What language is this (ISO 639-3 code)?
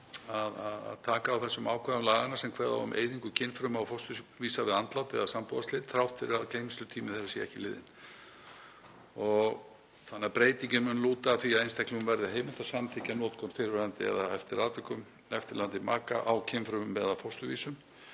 isl